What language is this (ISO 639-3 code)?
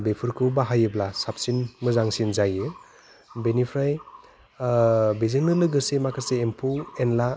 brx